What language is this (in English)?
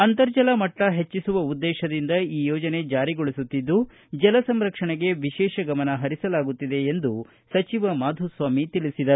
Kannada